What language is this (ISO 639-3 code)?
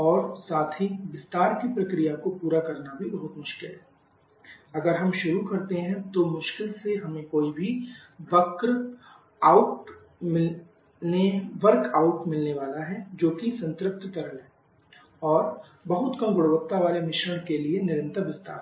hin